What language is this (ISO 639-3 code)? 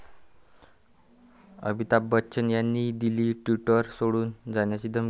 mar